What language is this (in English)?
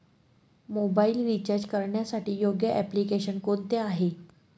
Marathi